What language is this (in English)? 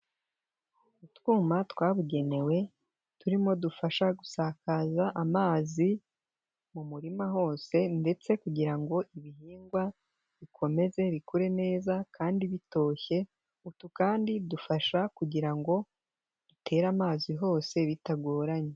Kinyarwanda